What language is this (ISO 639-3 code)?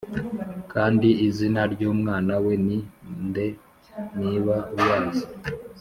kin